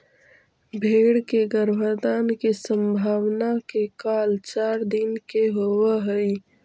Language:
Magahi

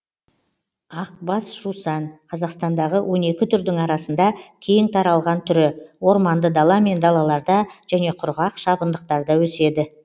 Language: Kazakh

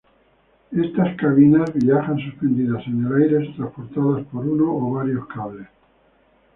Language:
Spanish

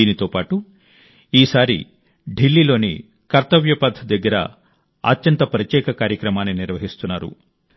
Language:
Telugu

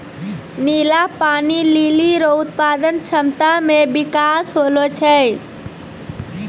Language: Maithili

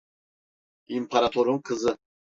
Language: Turkish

